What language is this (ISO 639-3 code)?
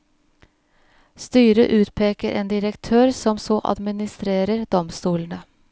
nor